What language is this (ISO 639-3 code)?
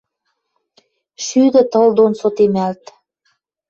mrj